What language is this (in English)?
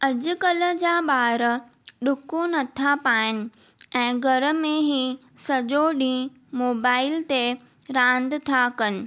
Sindhi